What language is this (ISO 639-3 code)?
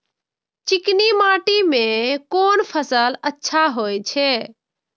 mai